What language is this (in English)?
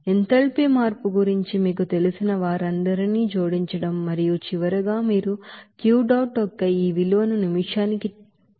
Telugu